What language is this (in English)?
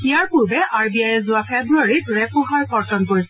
Assamese